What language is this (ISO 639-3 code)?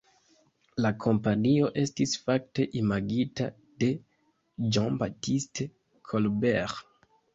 epo